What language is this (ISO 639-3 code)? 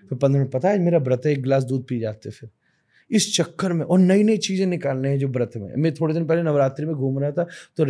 hin